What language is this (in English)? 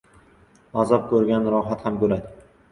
Uzbek